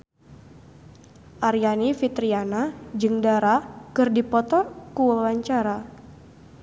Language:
Sundanese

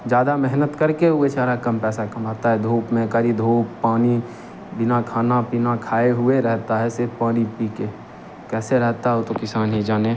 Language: Hindi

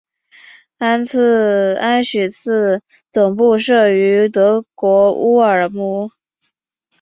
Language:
Chinese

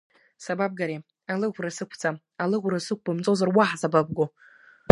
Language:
Abkhazian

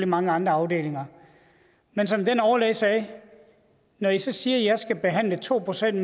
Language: Danish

